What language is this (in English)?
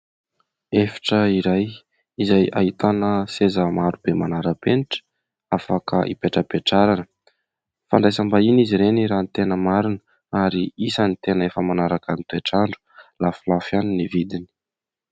Malagasy